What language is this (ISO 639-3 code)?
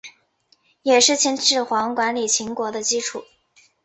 zho